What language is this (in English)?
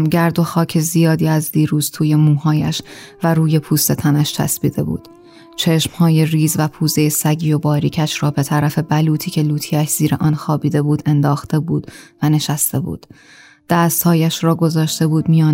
Persian